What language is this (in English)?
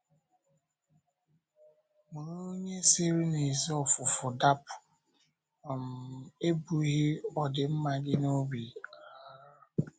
Igbo